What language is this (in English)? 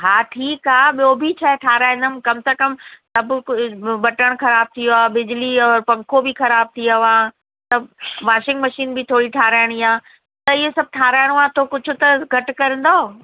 Sindhi